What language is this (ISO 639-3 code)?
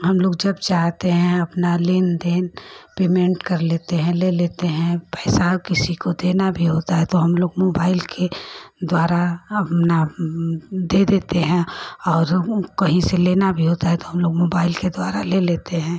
hin